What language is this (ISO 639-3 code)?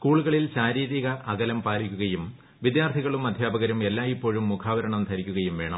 mal